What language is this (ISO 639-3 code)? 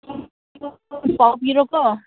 mni